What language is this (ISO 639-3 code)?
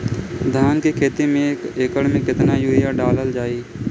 bho